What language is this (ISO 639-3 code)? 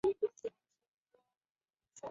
zho